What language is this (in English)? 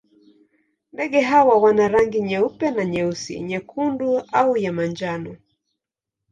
Swahili